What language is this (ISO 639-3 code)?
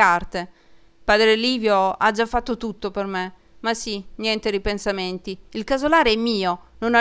ita